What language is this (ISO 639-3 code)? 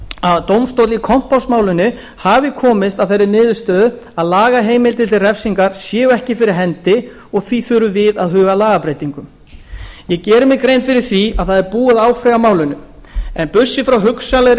isl